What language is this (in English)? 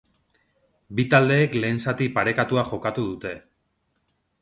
Basque